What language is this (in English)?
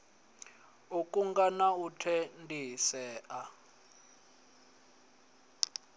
Venda